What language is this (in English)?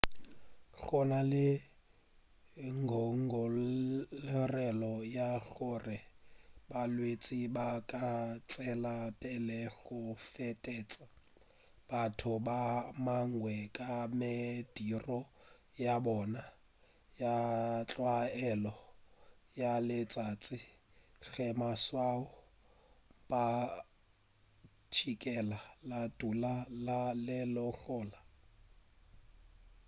Northern Sotho